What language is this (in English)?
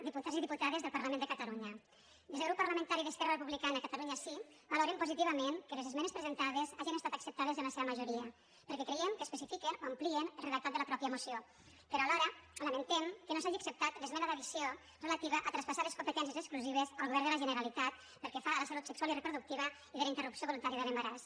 Catalan